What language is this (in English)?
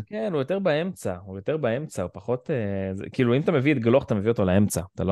Hebrew